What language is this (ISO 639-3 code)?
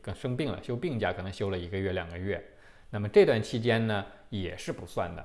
zho